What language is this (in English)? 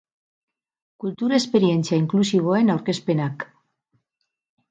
Basque